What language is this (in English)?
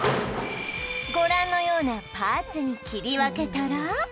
Japanese